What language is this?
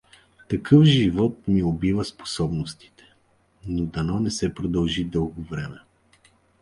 Bulgarian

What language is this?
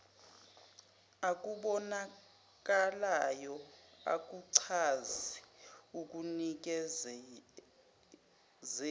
Zulu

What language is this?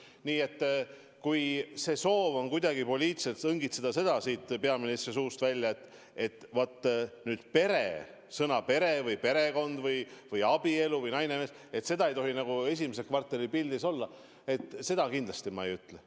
Estonian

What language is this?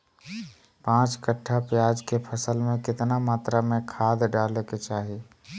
Magahi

